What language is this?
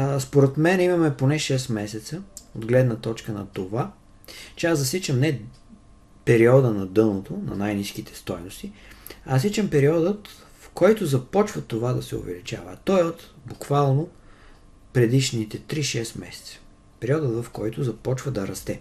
Bulgarian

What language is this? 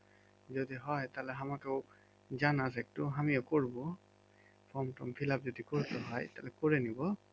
Bangla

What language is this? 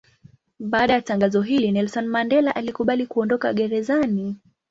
Swahili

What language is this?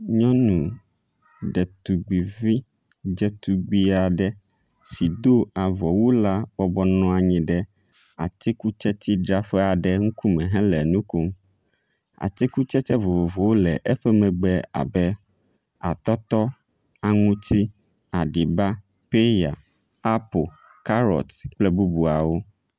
Ewe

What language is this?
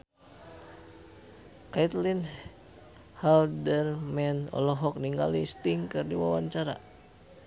Sundanese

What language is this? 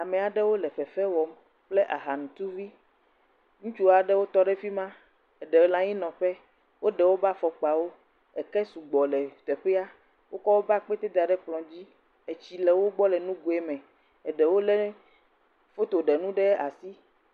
Ewe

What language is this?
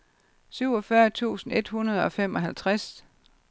Danish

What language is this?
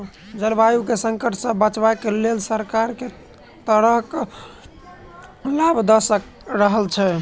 Maithili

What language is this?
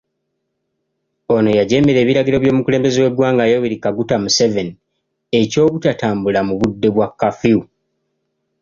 Ganda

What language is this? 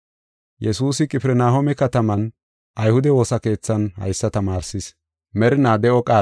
Gofa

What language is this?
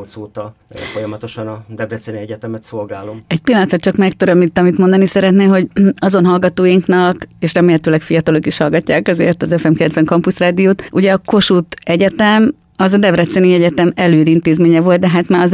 Hungarian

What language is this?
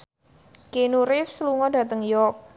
Javanese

